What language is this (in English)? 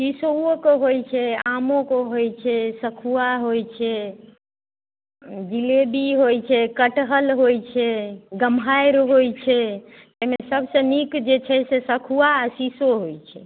Maithili